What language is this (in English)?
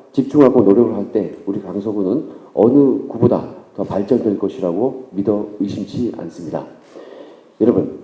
Korean